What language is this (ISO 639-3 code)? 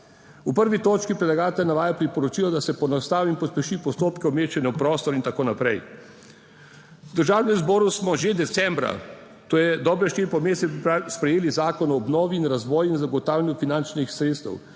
slv